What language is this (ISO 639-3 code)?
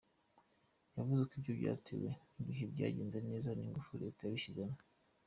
kin